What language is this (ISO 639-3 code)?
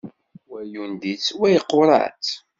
kab